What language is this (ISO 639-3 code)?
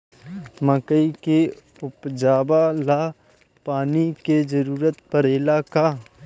bho